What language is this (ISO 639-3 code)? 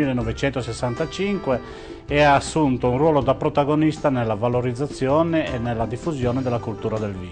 ita